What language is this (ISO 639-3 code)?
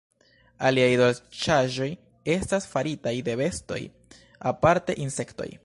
epo